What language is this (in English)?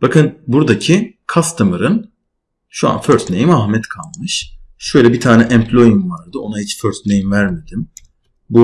Turkish